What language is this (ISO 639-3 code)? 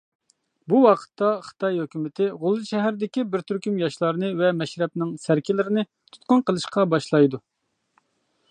uig